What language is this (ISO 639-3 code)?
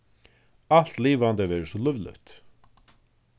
fao